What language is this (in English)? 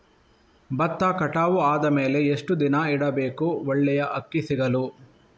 Kannada